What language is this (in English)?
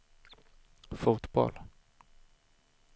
Swedish